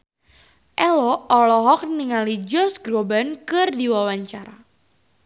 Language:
Sundanese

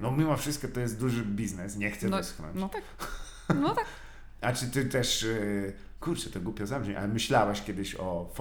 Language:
Polish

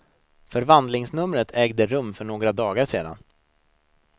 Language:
Swedish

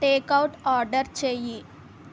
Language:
Telugu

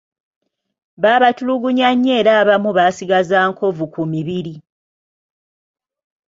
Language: Ganda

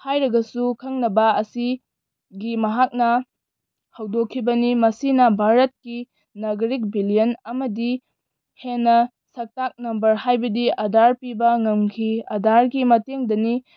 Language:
Manipuri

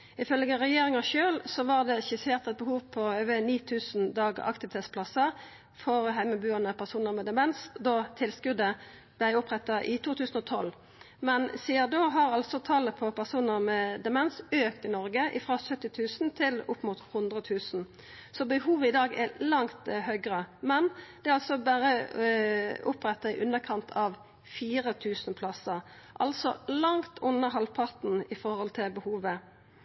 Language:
Norwegian Nynorsk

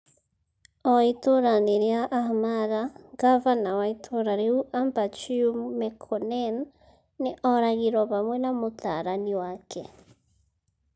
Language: Kikuyu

